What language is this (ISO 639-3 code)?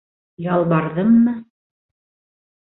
bak